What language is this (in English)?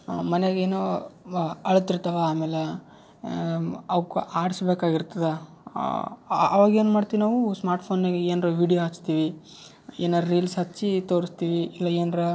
Kannada